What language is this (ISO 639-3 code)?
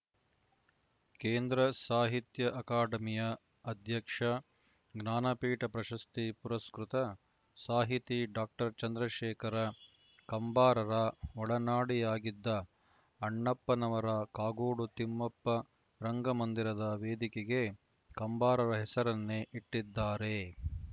kan